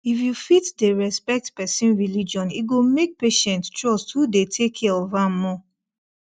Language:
Nigerian Pidgin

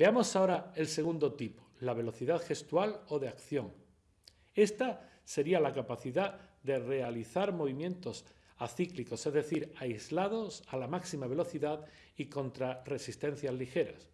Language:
Spanish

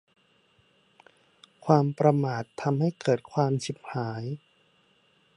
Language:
Thai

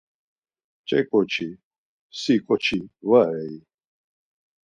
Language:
Laz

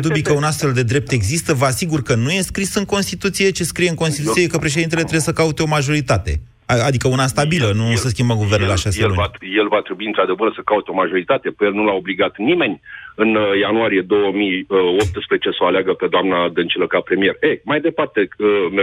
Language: Romanian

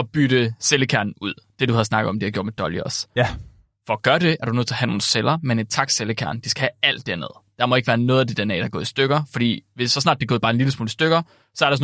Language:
Danish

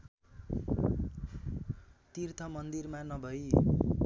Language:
Nepali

